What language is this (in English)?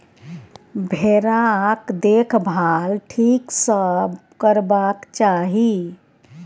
Maithili